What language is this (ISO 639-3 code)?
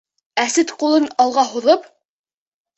bak